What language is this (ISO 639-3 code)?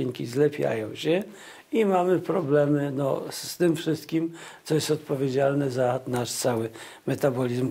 pol